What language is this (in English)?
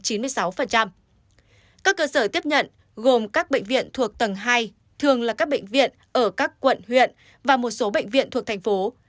Vietnamese